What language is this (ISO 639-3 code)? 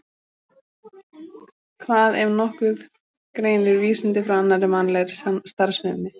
isl